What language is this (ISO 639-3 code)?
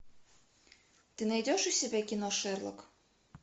rus